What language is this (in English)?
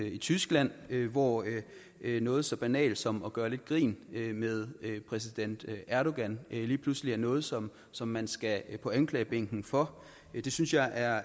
Danish